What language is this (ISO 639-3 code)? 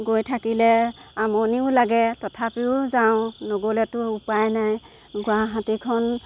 asm